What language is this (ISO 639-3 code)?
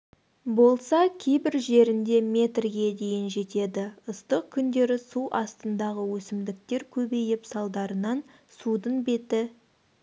kaz